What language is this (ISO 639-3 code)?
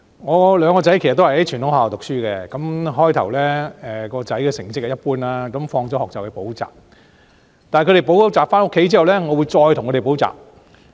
yue